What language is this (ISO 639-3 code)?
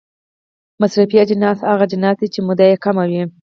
pus